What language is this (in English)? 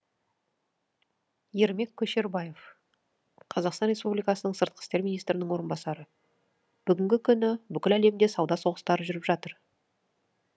Kazakh